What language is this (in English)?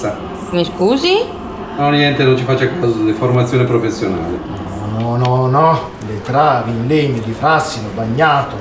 Italian